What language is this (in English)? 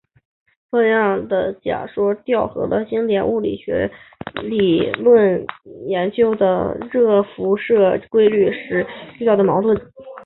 Chinese